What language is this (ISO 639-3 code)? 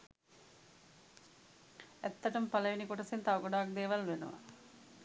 sin